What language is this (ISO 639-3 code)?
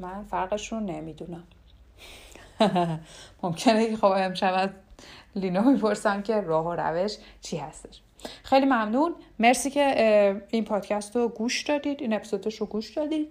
fas